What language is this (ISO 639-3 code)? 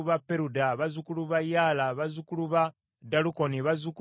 lug